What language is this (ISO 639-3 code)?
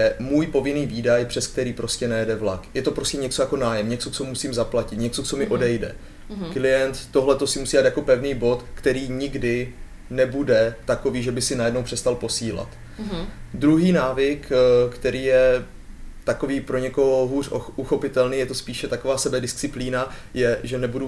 ces